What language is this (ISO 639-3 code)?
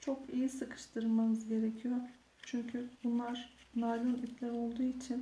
tur